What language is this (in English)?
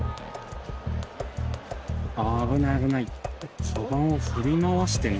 Japanese